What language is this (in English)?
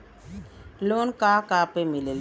Bhojpuri